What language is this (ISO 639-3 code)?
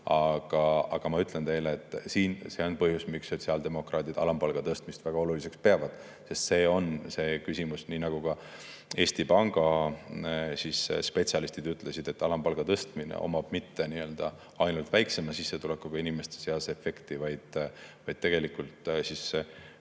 est